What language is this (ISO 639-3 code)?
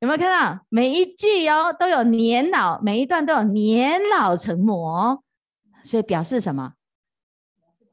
zho